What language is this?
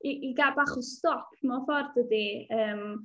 Welsh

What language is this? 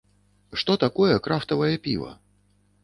Belarusian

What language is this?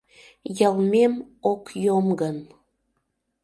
Mari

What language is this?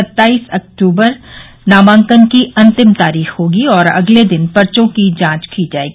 Hindi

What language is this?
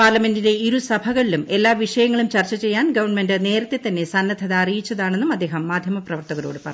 Malayalam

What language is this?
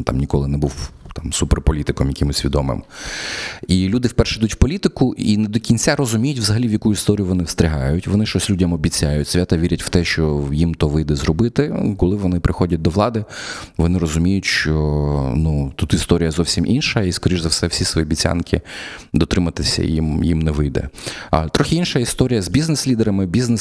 Ukrainian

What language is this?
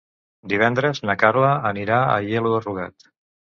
Catalan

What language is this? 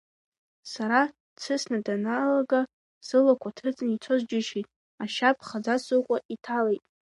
Abkhazian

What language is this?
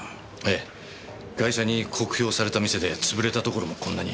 Japanese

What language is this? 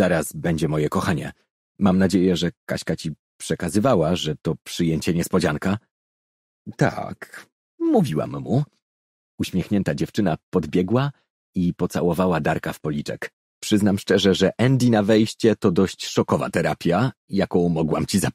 Polish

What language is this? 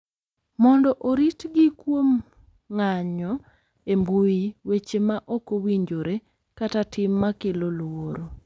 Luo (Kenya and Tanzania)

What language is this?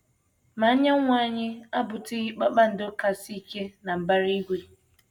Igbo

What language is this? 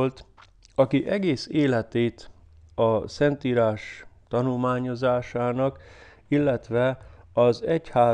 Hungarian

